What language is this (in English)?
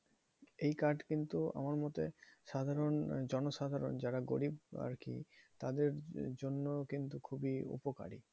Bangla